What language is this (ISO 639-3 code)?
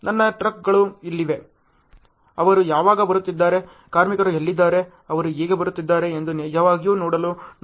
kan